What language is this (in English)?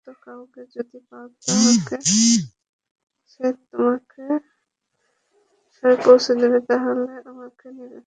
Bangla